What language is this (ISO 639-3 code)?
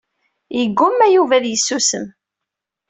kab